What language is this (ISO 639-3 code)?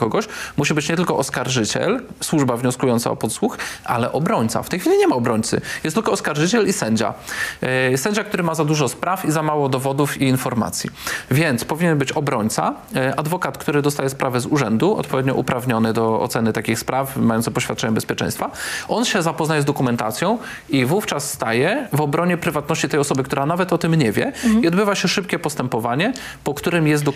pol